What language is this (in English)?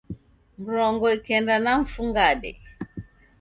Taita